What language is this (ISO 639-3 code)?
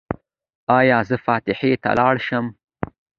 pus